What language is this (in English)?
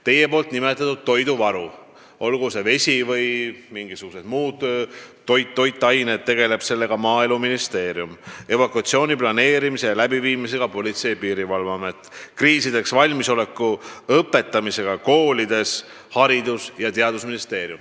Estonian